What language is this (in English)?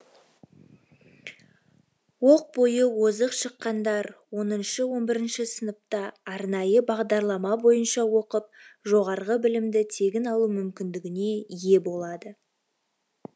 Kazakh